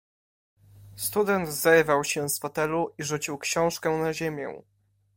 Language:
Polish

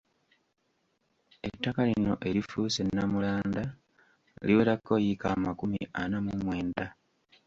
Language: Ganda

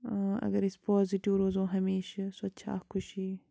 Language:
Kashmiri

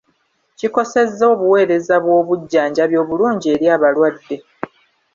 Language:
Ganda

